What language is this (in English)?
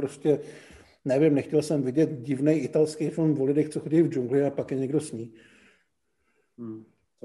Czech